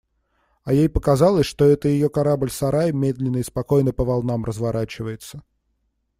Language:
Russian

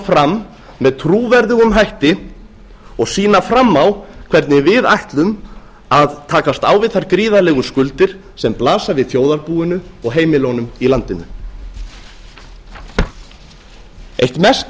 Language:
Icelandic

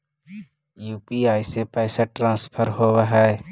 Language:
Magahi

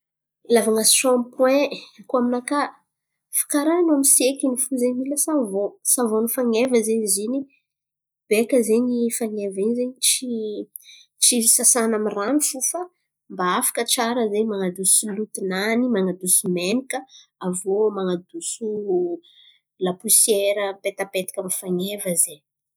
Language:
Antankarana Malagasy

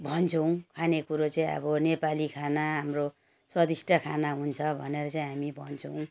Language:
Nepali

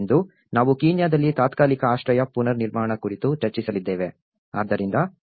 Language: Kannada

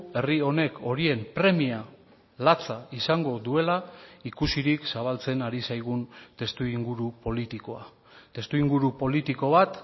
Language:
Basque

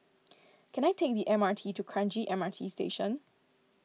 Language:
English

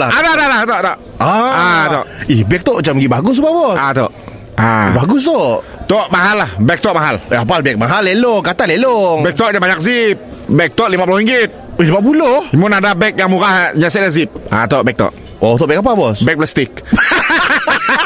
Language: Malay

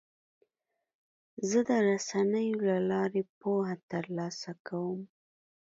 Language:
Pashto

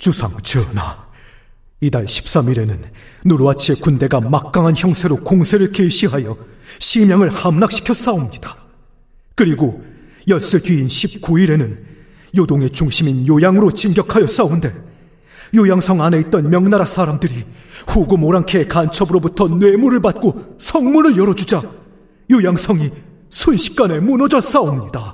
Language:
Korean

